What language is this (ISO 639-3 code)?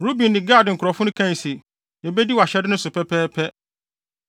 aka